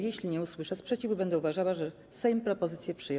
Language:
Polish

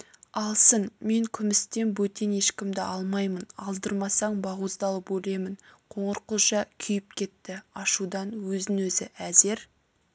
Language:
Kazakh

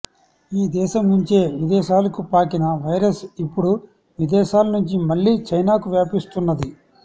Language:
Telugu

